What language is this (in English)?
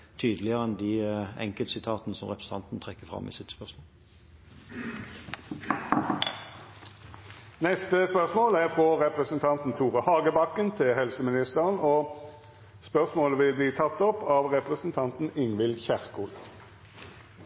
Norwegian